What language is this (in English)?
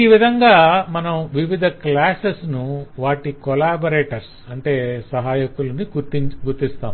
Telugu